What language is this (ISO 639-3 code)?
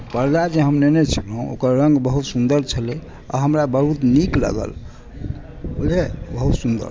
mai